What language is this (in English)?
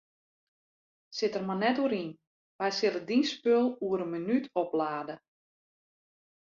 Western Frisian